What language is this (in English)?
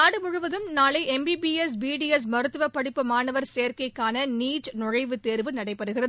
Tamil